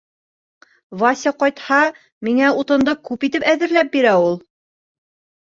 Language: Bashkir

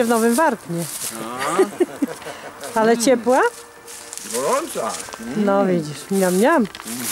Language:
Polish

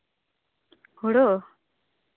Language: Santali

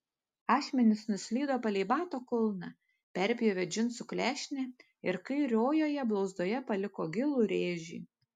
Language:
Lithuanian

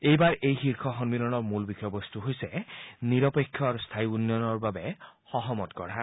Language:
Assamese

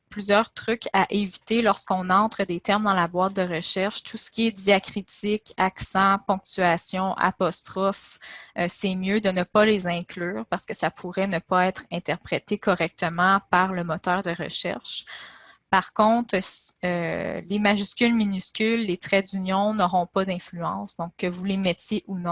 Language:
French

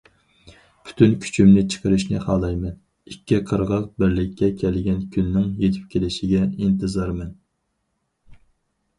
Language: Uyghur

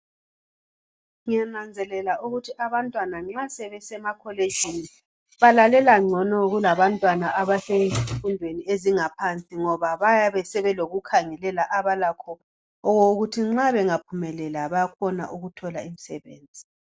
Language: North Ndebele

